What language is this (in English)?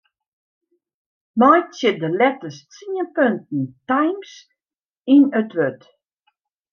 Western Frisian